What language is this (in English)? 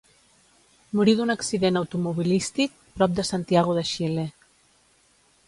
Catalan